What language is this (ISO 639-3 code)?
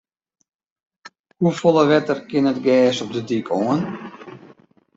fry